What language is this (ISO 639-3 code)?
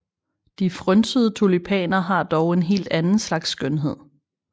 dan